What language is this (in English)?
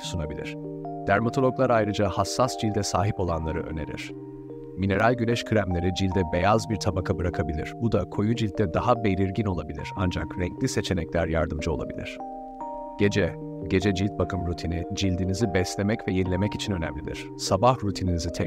Turkish